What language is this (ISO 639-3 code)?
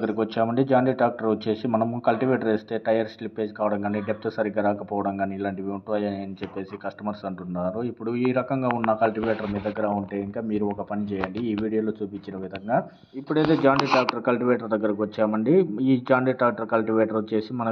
tel